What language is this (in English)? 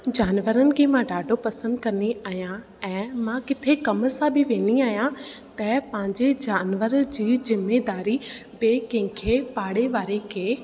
Sindhi